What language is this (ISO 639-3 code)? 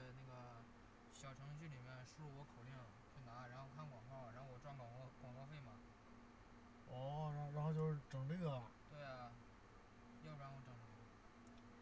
zho